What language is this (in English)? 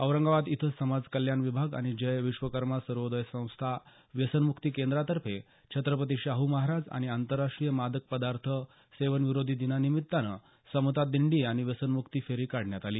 Marathi